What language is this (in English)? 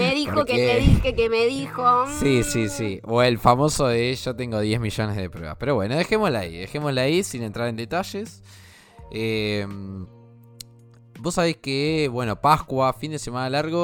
Spanish